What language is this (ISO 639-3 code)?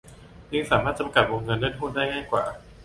tha